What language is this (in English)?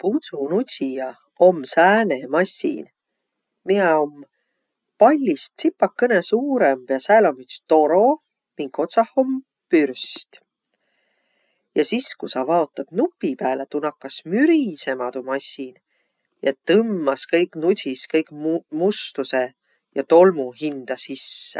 Võro